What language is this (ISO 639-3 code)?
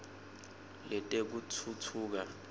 ssw